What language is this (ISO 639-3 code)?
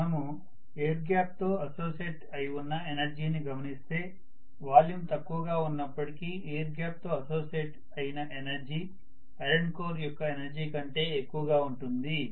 tel